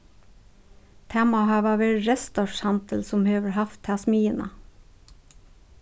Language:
Faroese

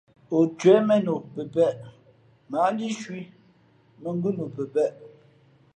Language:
Fe'fe'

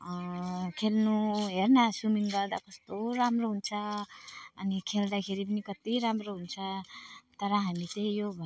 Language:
Nepali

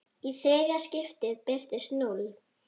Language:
Icelandic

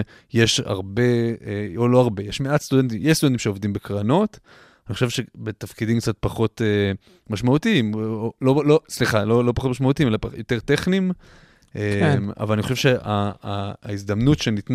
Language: Hebrew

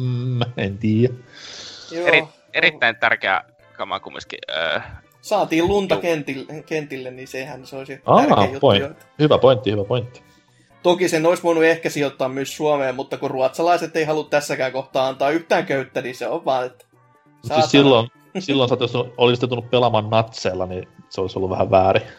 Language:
Finnish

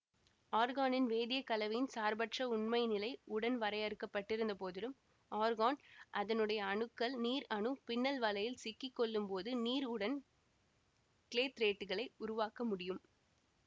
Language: Tamil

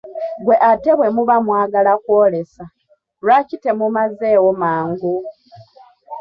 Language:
Ganda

